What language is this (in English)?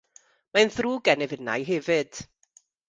Welsh